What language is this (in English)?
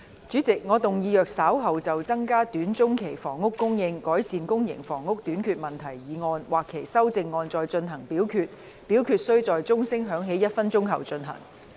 Cantonese